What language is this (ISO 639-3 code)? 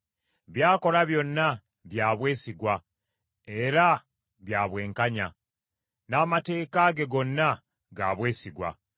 lug